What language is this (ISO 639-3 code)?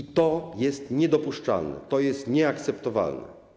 pol